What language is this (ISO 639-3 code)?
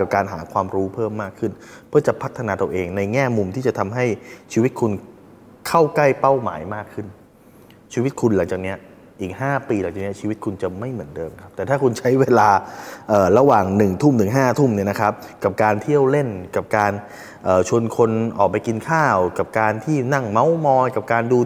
tha